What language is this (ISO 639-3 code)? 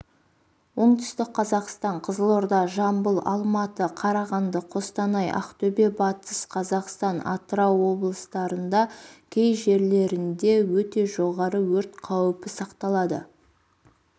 kaz